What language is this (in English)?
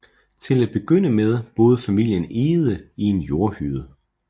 Danish